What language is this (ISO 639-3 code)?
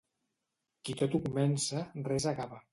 cat